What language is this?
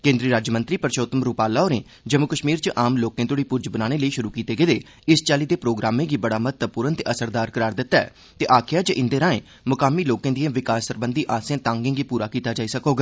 Dogri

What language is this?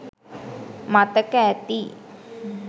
Sinhala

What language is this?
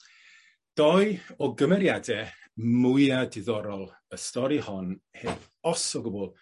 Welsh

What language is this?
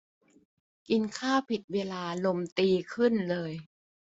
Thai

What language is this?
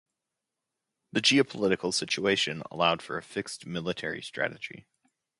English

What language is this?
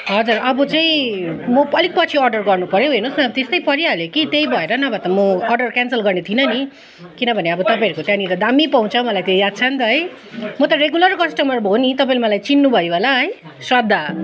Nepali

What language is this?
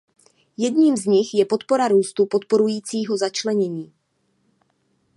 Czech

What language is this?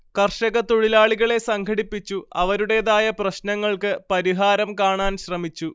Malayalam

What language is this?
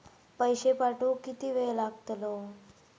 Marathi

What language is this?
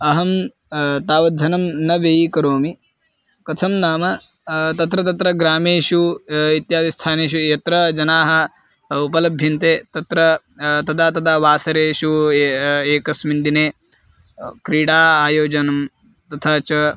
Sanskrit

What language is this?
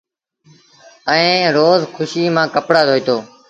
Sindhi Bhil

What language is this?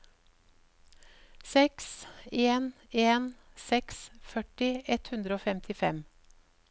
Norwegian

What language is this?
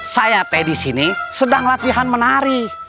Indonesian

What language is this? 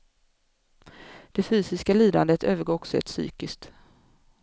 Swedish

